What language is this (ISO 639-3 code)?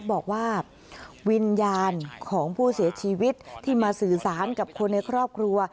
tha